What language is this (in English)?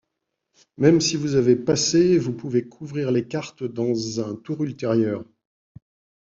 French